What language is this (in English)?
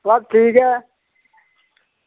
Dogri